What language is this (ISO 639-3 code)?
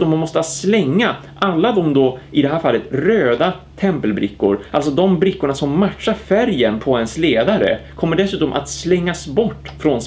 swe